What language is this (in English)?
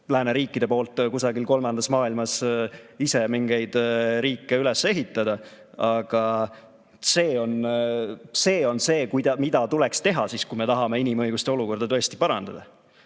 Estonian